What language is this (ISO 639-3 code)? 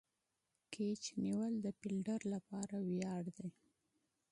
pus